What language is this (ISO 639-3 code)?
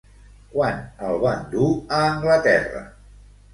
cat